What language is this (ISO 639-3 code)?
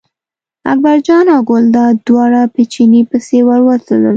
pus